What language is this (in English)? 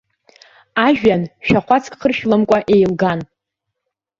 Abkhazian